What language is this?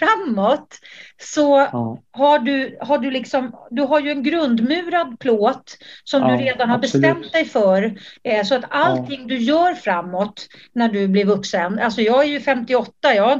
Swedish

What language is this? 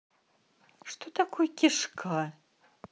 Russian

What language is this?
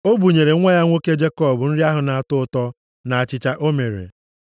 Igbo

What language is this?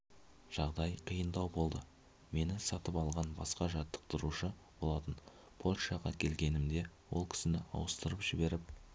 Kazakh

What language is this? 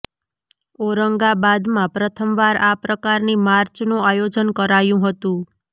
Gujarati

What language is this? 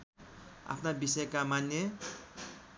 Nepali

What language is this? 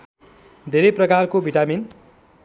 Nepali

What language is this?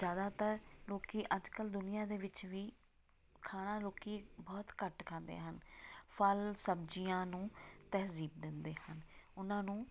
Punjabi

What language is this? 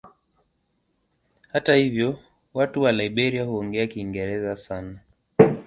Swahili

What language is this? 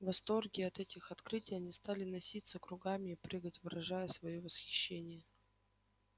Russian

